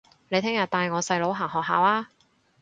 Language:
Cantonese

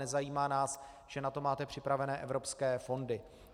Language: Czech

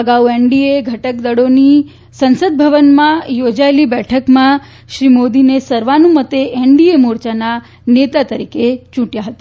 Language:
Gujarati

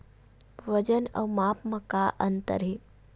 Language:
Chhattisgarhi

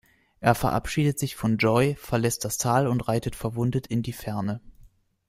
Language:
German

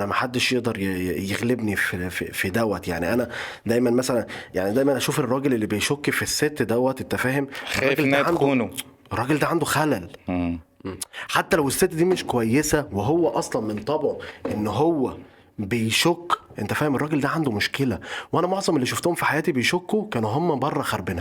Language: Arabic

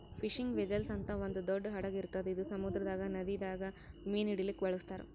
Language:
Kannada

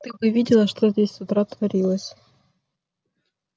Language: Russian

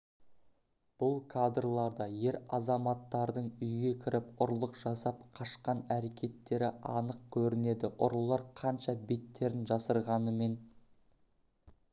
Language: Kazakh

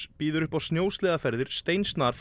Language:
Icelandic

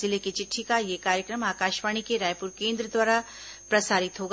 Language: Hindi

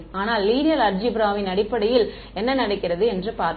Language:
Tamil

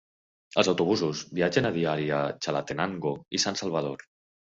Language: Catalan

